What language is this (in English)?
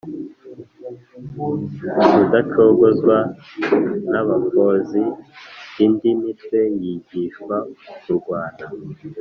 Kinyarwanda